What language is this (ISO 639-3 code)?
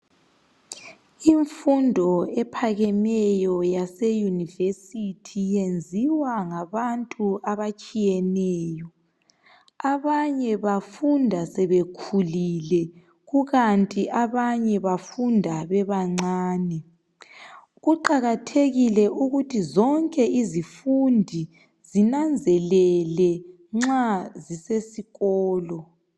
nde